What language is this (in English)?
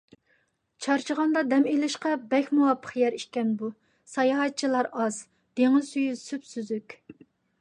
Uyghur